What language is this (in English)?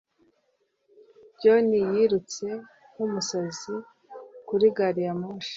Kinyarwanda